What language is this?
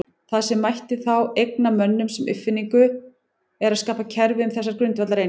Icelandic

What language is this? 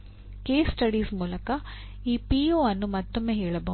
Kannada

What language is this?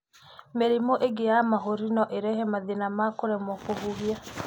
Kikuyu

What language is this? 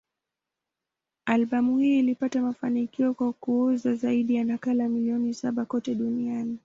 Swahili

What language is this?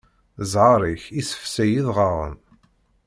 Kabyle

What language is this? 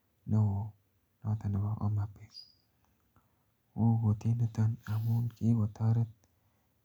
Kalenjin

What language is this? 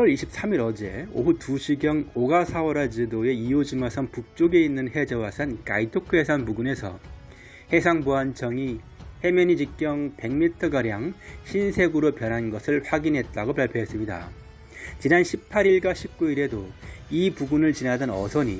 Korean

